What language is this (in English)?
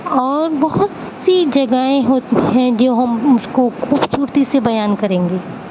Urdu